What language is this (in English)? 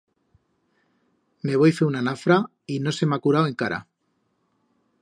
Aragonese